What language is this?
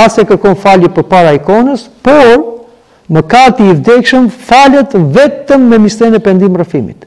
Romanian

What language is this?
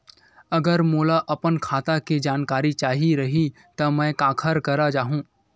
Chhattisgarhi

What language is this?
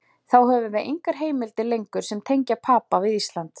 Icelandic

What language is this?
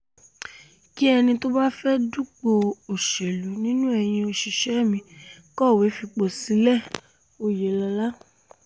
Yoruba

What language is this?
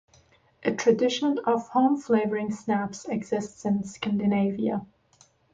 English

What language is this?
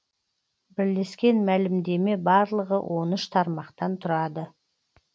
Kazakh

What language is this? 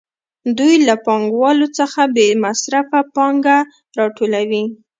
Pashto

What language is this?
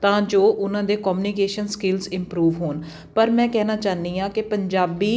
Punjabi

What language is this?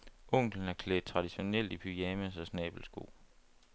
Danish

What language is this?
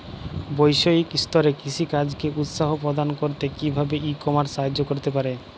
Bangla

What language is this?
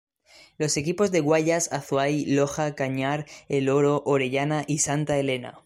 Spanish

